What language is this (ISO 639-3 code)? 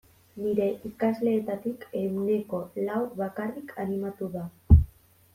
eus